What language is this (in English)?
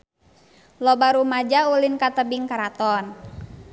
Sundanese